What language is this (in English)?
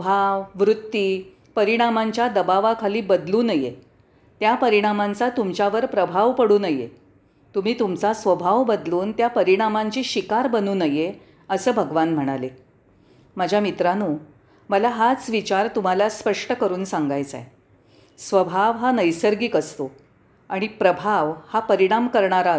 Marathi